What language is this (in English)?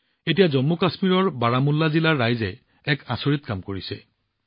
Assamese